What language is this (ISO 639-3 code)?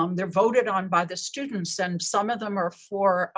eng